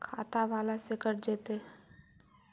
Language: Magahi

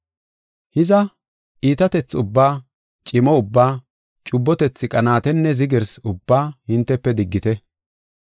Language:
Gofa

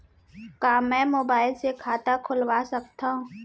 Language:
Chhattisgarhi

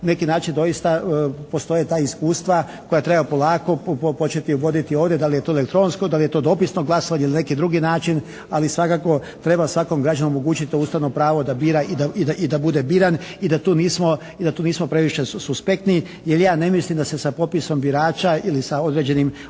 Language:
Croatian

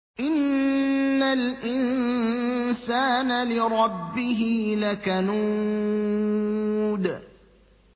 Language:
Arabic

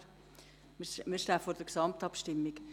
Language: Swiss German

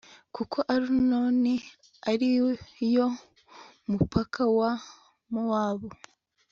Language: Kinyarwanda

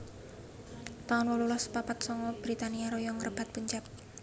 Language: Javanese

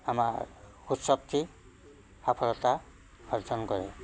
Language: Assamese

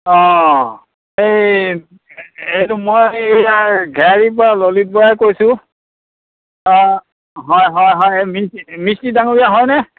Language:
Assamese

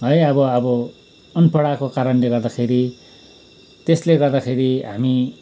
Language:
Nepali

